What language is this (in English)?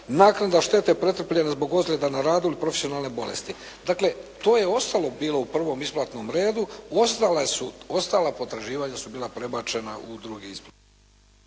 Croatian